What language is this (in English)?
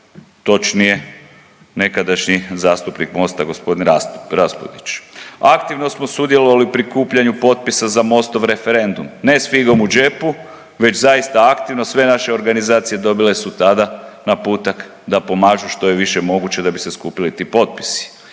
Croatian